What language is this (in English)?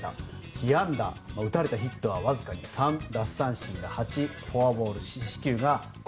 Japanese